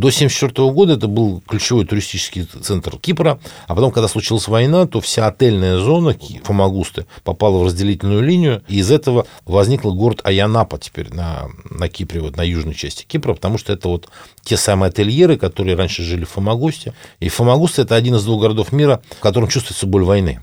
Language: Russian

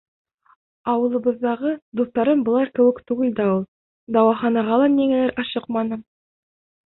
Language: Bashkir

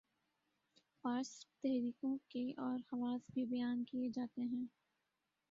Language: Urdu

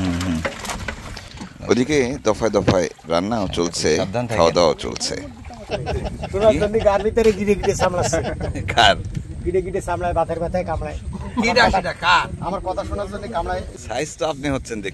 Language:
Turkish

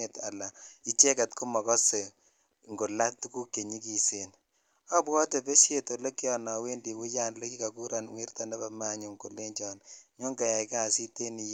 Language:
Kalenjin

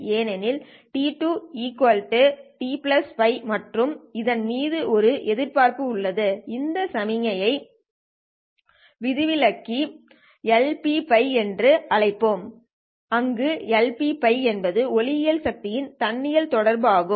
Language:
Tamil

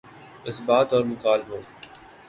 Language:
Urdu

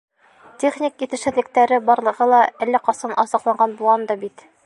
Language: Bashkir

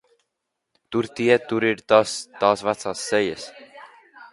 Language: Latvian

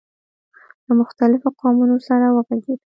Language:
Pashto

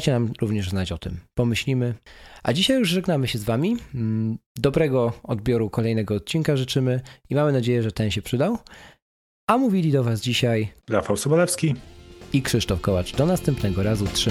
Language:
Polish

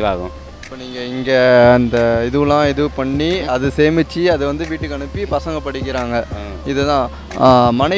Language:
Tamil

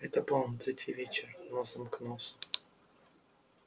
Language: Russian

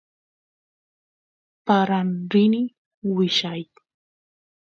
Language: Santiago del Estero Quichua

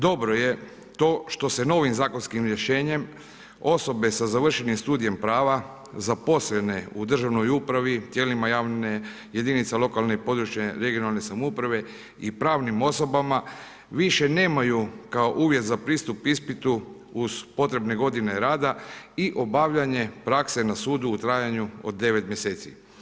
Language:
Croatian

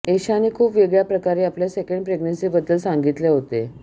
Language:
Marathi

